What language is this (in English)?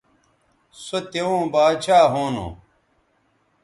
Bateri